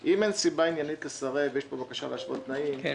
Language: Hebrew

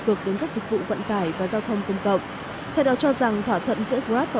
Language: Vietnamese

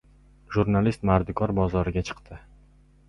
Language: Uzbek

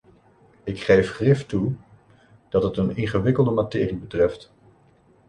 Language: Dutch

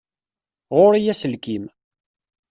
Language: Kabyle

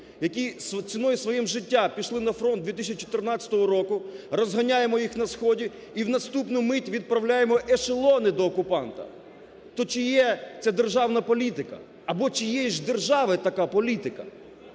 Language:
Ukrainian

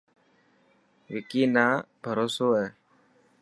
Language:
Dhatki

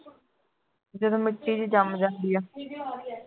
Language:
Punjabi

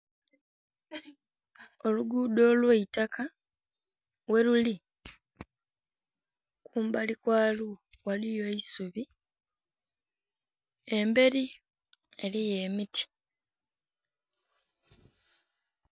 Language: Soga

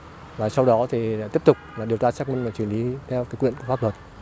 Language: Vietnamese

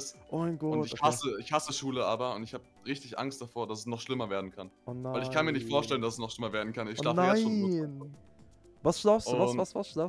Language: German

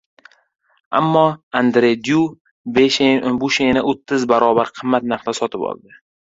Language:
Uzbek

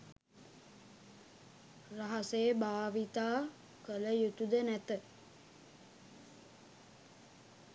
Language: Sinhala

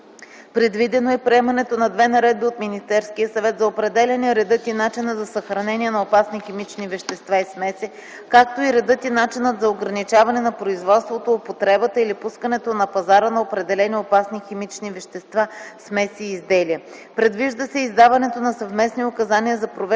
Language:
Bulgarian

